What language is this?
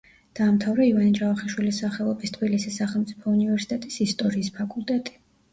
Georgian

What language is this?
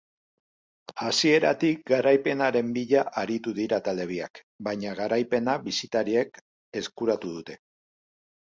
Basque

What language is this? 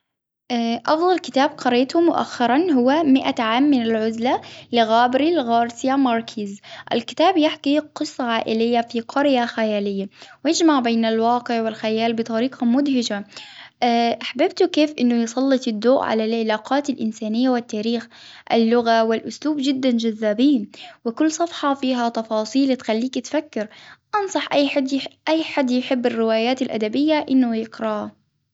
Hijazi Arabic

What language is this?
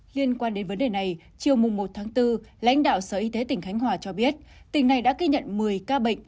Vietnamese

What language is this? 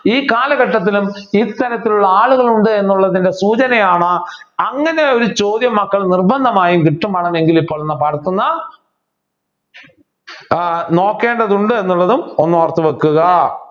Malayalam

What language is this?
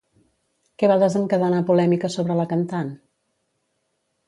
Catalan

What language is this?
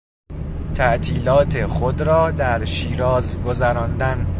Persian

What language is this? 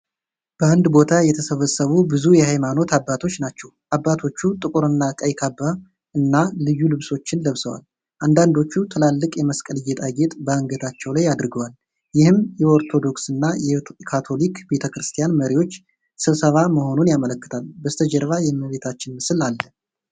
Amharic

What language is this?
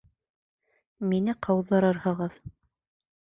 Bashkir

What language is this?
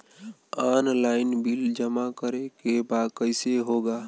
Bhojpuri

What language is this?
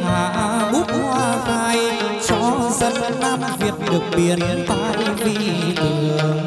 Vietnamese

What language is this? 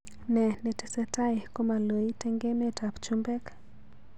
Kalenjin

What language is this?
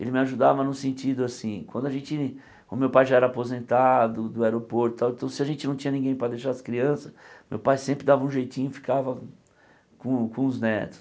Portuguese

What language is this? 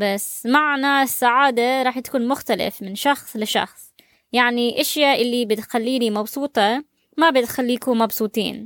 Arabic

